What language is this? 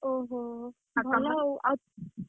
Odia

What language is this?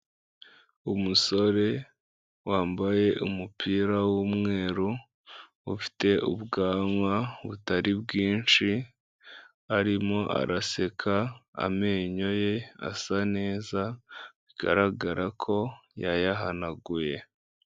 Kinyarwanda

